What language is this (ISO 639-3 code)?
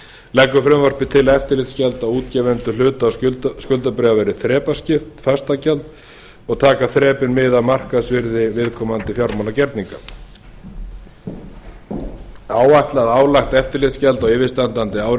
isl